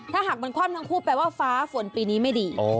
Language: Thai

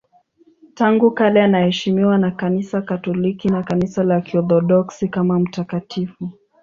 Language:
Swahili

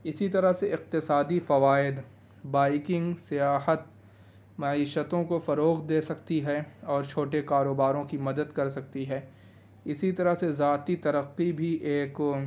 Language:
Urdu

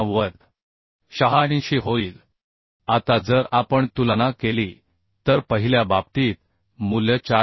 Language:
Marathi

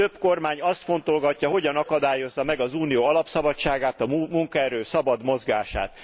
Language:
Hungarian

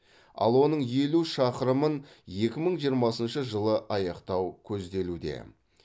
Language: Kazakh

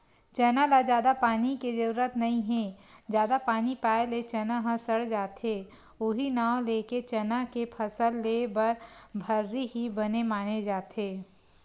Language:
Chhattisgarhi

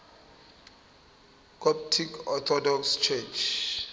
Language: Zulu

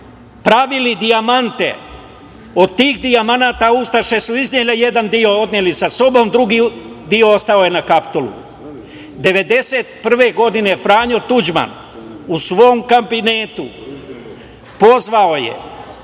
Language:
Serbian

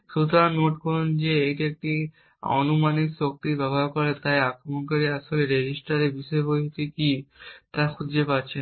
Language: Bangla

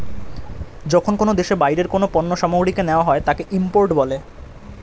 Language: Bangla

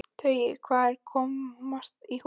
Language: Icelandic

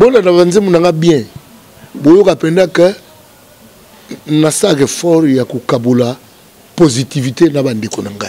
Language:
French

